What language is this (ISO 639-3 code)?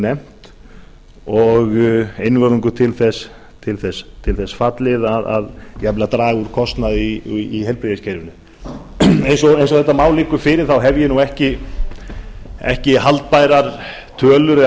isl